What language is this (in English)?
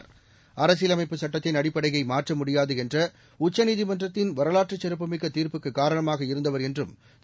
Tamil